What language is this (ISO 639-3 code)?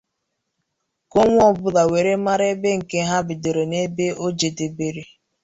ibo